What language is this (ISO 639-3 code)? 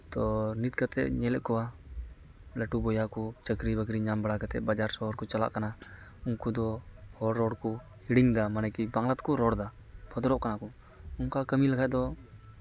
sat